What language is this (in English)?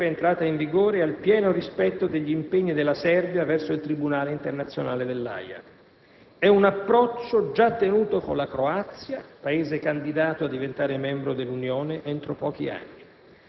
Italian